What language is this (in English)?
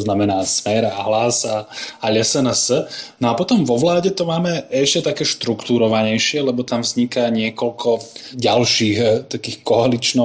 Slovak